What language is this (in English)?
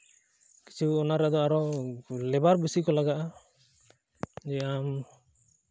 Santali